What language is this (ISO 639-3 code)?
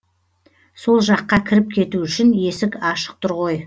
kaz